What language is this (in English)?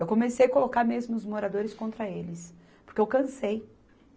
Portuguese